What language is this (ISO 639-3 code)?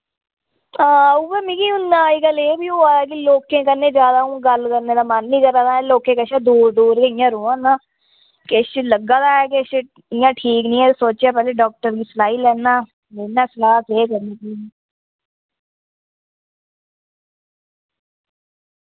doi